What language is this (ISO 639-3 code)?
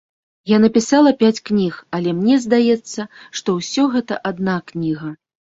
bel